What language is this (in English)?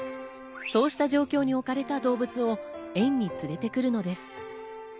Japanese